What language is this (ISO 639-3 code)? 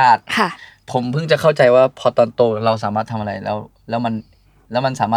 tha